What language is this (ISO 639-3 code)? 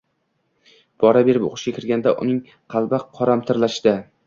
uzb